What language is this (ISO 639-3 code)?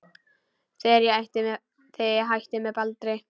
isl